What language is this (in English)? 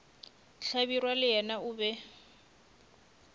Northern Sotho